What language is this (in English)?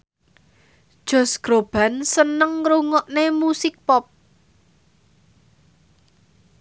Javanese